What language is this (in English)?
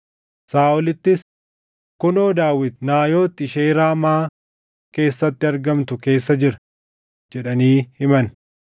Oromo